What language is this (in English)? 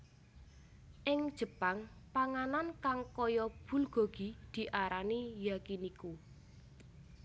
Javanese